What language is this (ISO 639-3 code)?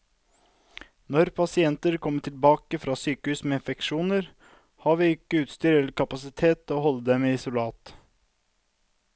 nor